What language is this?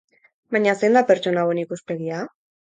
Basque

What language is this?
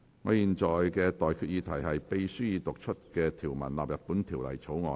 Cantonese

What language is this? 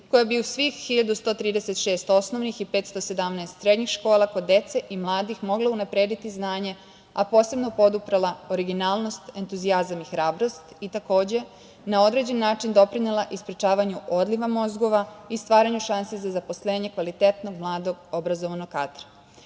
Serbian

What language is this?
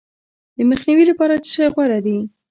Pashto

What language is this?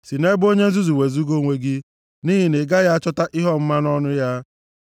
Igbo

